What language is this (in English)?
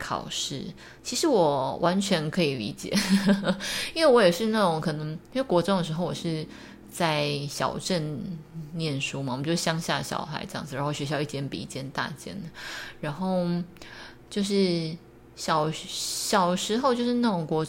Chinese